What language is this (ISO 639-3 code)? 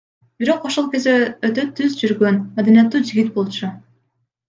kir